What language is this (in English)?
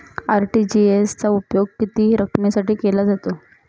Marathi